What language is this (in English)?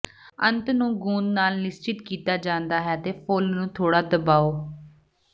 Punjabi